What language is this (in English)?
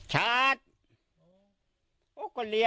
Thai